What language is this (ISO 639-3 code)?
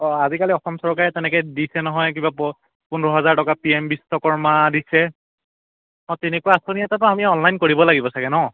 asm